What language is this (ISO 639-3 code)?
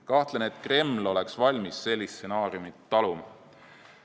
est